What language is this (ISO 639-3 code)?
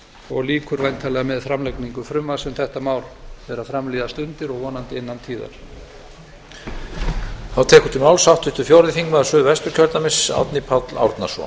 isl